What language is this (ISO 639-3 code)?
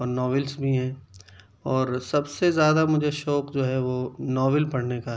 urd